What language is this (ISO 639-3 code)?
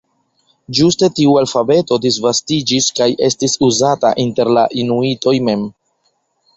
epo